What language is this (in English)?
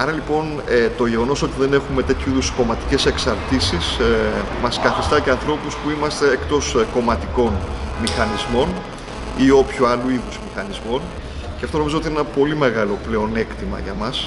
Greek